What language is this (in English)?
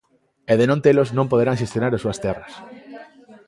Galician